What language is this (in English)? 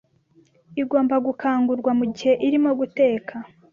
Kinyarwanda